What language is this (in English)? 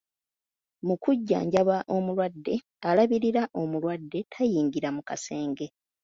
Ganda